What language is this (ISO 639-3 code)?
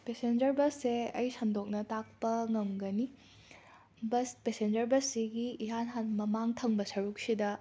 mni